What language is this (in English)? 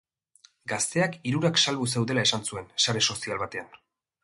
Basque